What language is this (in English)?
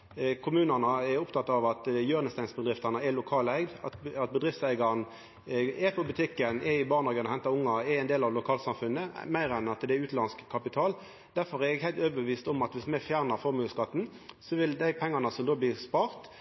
Norwegian Nynorsk